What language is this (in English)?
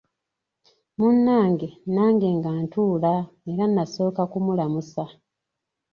Ganda